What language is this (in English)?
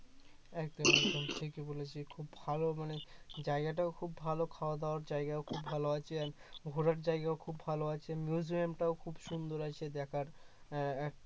Bangla